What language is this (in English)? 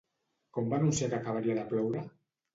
Catalan